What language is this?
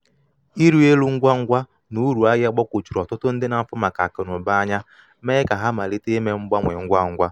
Igbo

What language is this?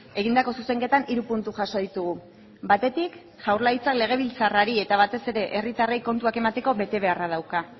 Basque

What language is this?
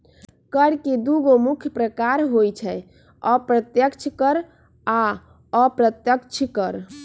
Magahi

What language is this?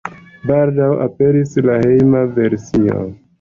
Esperanto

